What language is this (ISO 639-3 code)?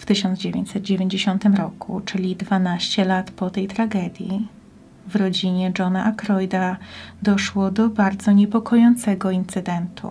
pol